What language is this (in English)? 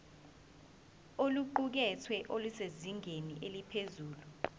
Zulu